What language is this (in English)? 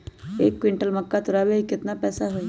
Magahi